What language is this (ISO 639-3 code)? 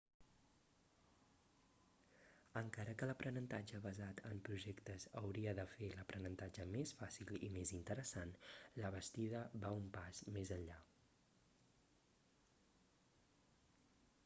cat